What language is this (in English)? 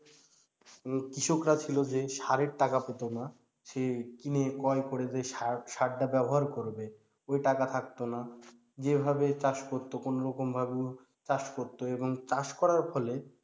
Bangla